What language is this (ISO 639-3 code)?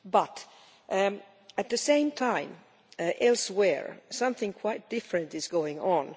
eng